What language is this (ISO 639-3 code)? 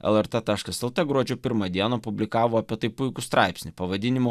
lit